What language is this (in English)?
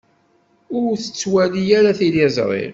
Kabyle